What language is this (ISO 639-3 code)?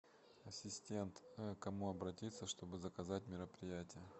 rus